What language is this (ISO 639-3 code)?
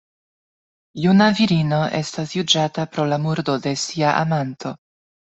epo